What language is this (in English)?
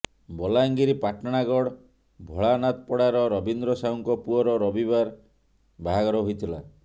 Odia